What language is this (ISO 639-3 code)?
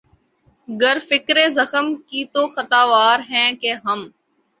urd